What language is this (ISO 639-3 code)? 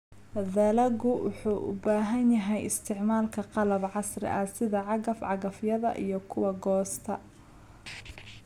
som